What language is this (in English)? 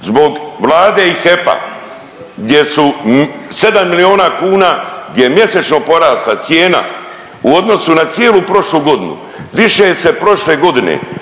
Croatian